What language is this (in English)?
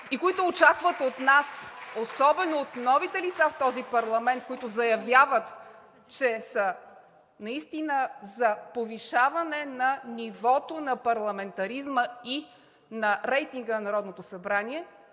Bulgarian